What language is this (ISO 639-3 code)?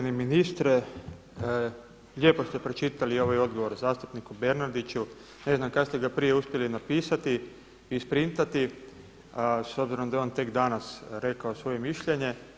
hrv